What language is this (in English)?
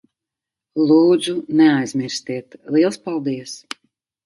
Latvian